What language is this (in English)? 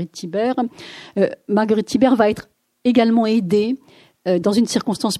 French